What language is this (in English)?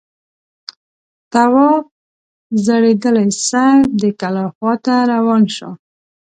Pashto